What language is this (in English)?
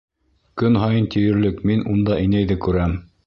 Bashkir